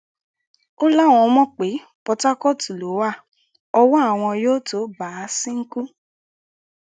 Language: Yoruba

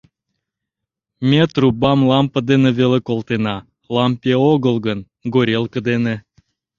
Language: Mari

